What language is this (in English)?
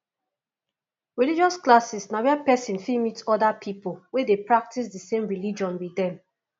Nigerian Pidgin